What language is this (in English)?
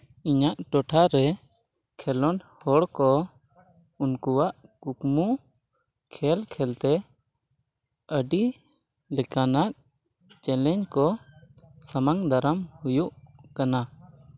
Santali